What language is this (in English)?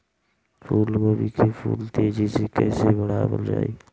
Bhojpuri